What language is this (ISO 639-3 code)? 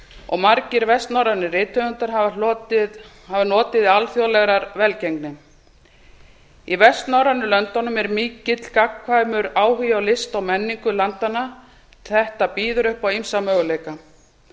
isl